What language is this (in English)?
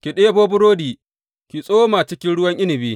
Hausa